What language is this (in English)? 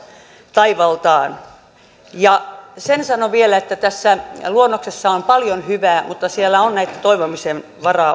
Finnish